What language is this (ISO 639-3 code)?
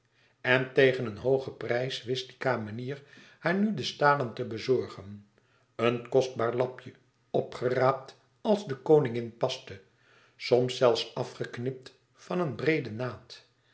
nld